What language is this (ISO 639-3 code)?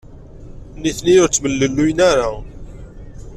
kab